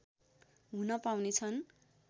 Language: Nepali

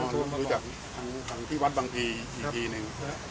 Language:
Thai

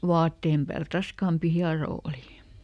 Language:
Finnish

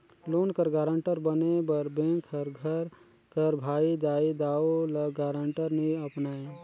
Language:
Chhattisgarhi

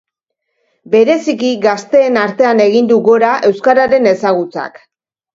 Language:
Basque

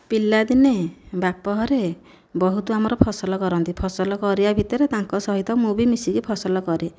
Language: Odia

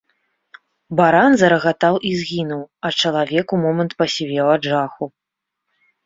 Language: Belarusian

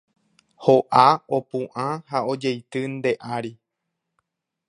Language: Guarani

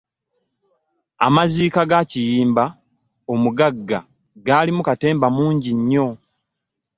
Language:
Ganda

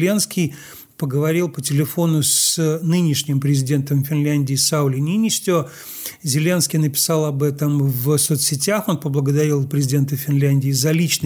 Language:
Russian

